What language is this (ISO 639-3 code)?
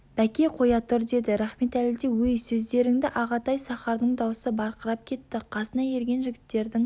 kaz